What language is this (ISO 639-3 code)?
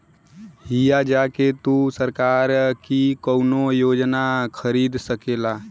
bho